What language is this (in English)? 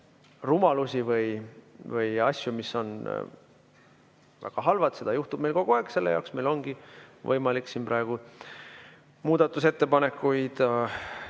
Estonian